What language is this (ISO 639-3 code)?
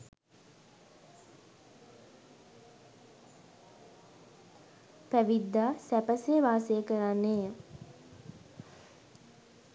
sin